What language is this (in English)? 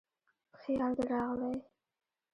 Pashto